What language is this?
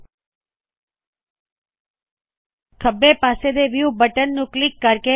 Punjabi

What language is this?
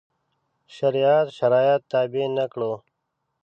Pashto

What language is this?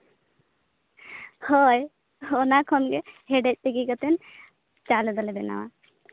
Santali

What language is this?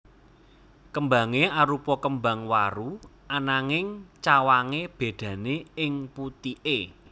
Javanese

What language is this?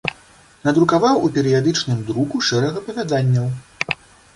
Belarusian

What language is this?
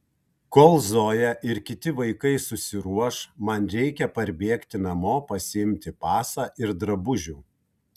Lithuanian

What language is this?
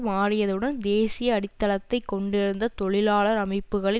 Tamil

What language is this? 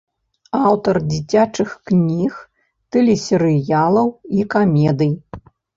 Belarusian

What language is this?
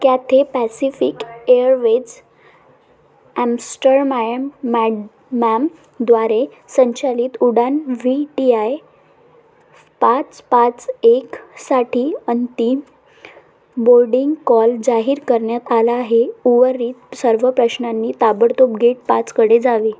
Marathi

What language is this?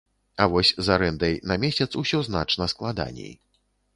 Belarusian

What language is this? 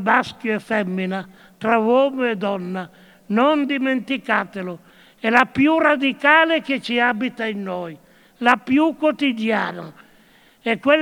Italian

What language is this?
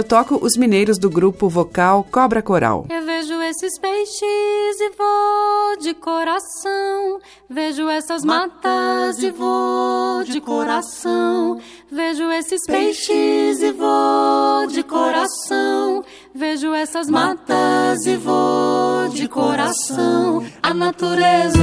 Portuguese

